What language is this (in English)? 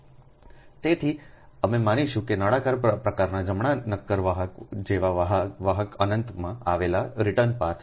Gujarati